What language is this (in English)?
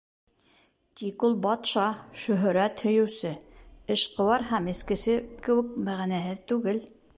Bashkir